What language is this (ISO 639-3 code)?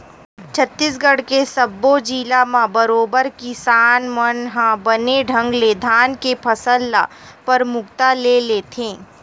hne